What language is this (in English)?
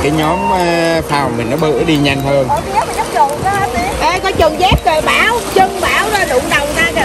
Vietnamese